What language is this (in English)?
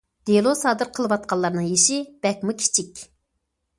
Uyghur